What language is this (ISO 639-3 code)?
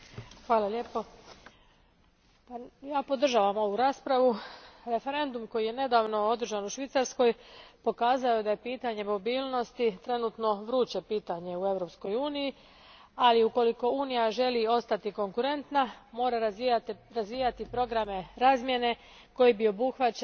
hrv